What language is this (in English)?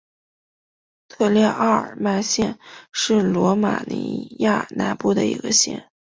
Chinese